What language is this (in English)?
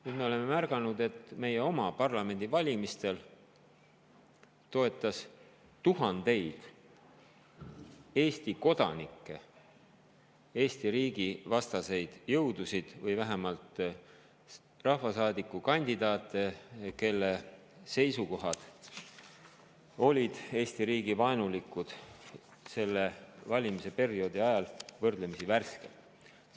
Estonian